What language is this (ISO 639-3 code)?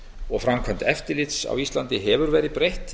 isl